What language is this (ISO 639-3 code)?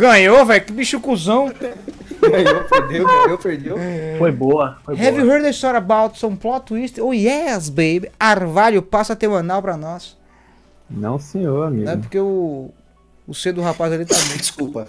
por